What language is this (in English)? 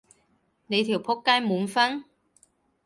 Cantonese